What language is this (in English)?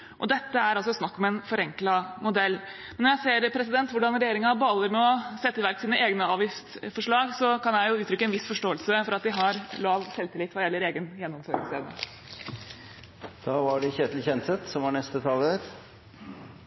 Norwegian Bokmål